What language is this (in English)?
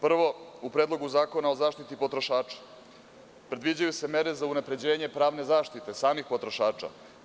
Serbian